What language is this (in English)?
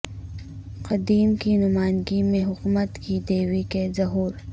Urdu